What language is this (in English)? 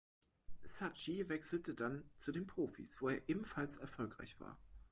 German